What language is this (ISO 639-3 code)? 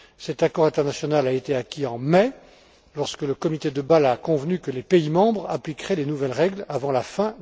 fra